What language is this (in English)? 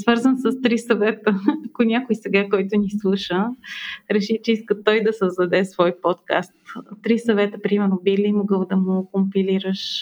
Bulgarian